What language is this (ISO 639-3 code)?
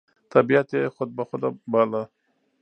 pus